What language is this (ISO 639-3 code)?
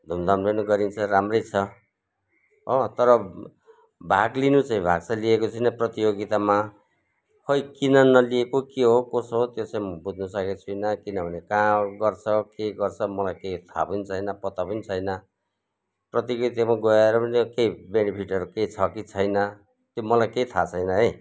nep